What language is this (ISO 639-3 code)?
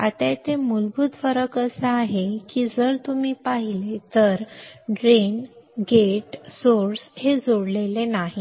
mar